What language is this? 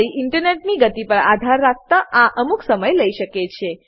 Gujarati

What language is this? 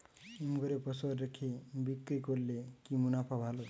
Bangla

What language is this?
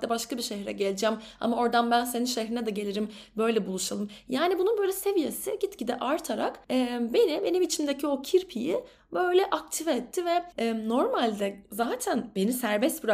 Turkish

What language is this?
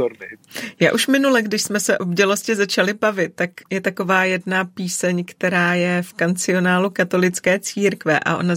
Czech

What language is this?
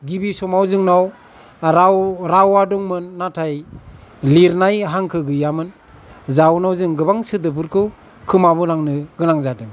Bodo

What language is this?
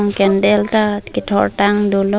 Karbi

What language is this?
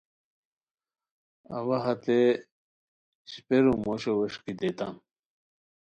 Khowar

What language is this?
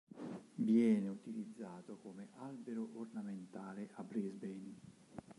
Italian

